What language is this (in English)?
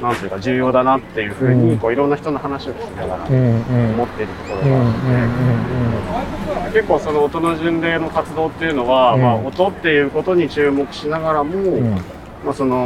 Japanese